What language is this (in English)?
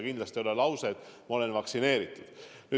Estonian